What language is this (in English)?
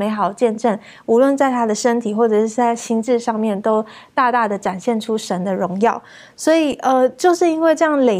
Chinese